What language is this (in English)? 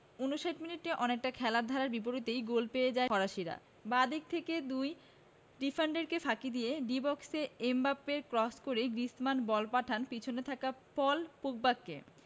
Bangla